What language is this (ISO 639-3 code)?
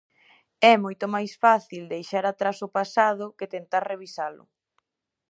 glg